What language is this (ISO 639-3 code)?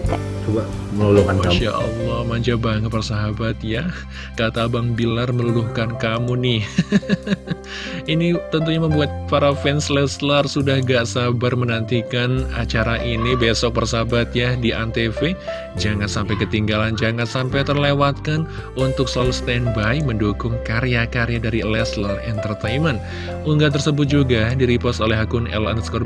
ind